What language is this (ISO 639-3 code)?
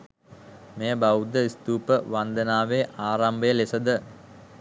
sin